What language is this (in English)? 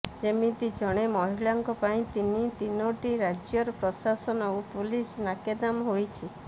Odia